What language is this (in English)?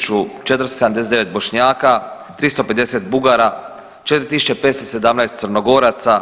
Croatian